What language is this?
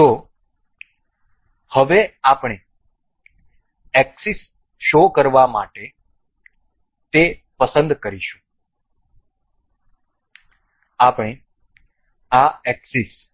Gujarati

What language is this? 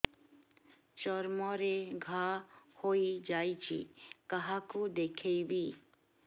Odia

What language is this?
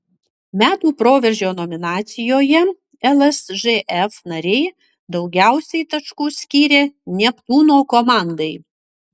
Lithuanian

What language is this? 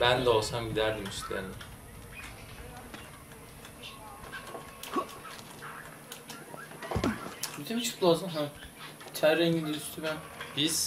Turkish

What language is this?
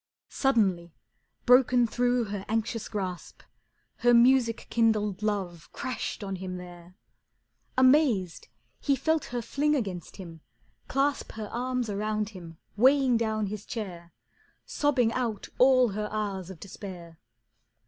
English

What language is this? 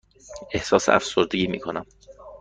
Persian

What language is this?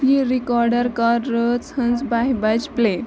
Kashmiri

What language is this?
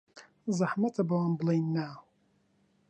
Central Kurdish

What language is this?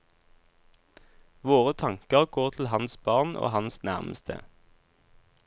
Norwegian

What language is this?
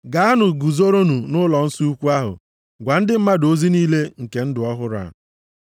Igbo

